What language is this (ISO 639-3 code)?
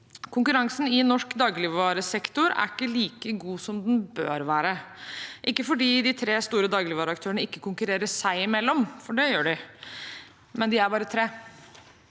nor